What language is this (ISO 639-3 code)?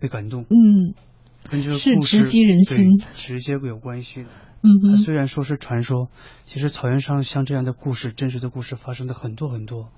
zho